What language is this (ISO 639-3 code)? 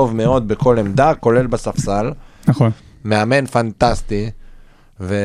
heb